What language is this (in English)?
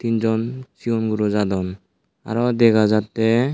Chakma